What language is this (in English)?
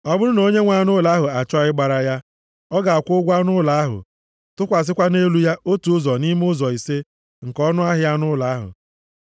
Igbo